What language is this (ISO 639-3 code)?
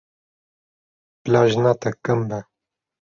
kur